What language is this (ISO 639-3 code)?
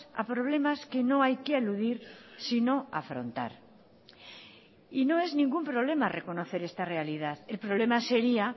spa